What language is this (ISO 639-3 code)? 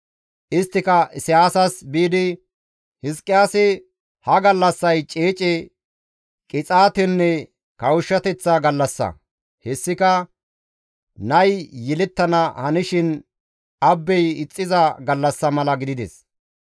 gmv